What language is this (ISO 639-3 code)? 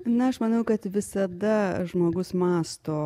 lit